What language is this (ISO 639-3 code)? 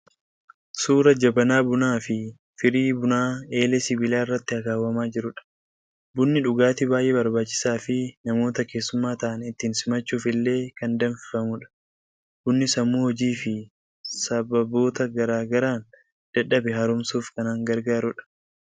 orm